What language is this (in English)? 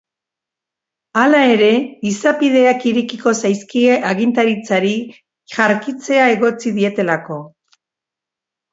Basque